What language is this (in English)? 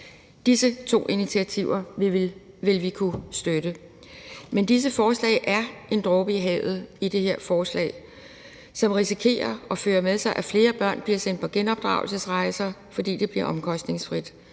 Danish